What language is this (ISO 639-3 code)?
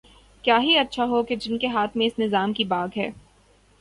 urd